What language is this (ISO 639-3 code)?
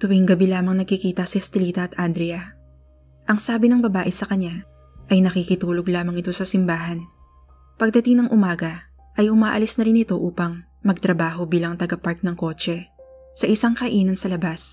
fil